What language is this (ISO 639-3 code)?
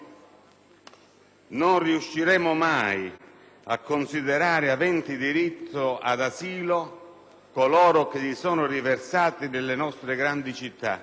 ita